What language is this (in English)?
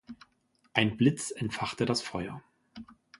German